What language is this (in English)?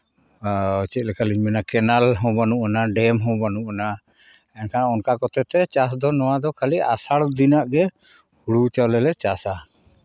Santali